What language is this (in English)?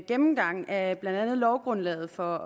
Danish